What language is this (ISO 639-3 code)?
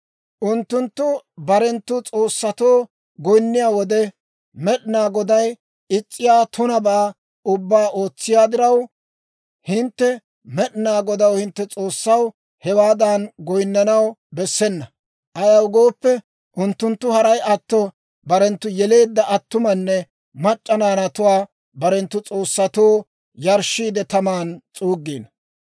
dwr